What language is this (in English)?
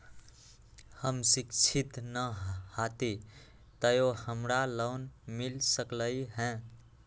Magahi